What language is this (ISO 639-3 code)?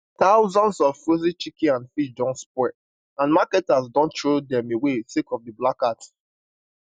pcm